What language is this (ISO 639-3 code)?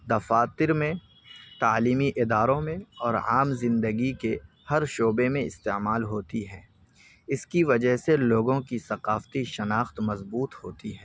urd